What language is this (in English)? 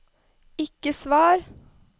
Norwegian